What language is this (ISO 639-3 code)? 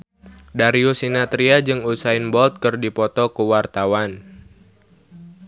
sun